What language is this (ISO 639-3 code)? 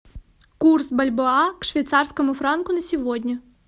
rus